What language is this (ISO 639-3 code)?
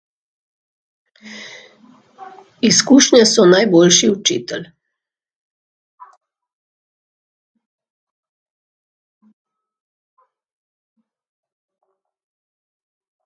slv